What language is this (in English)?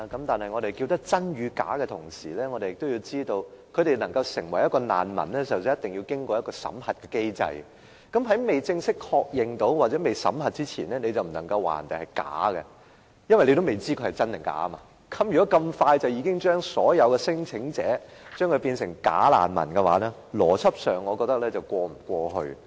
Cantonese